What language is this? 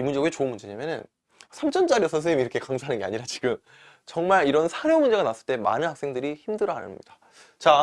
Korean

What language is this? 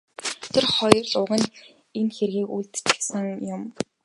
Mongolian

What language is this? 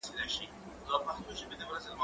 Pashto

